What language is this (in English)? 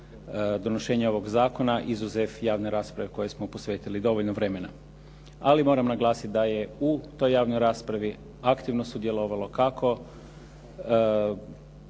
Croatian